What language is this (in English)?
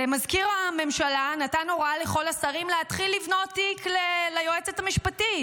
Hebrew